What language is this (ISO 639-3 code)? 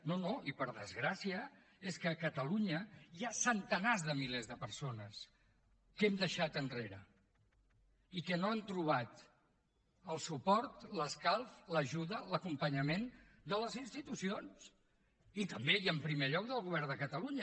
cat